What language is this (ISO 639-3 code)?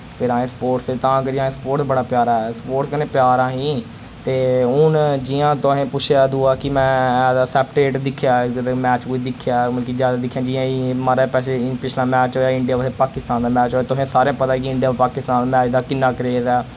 doi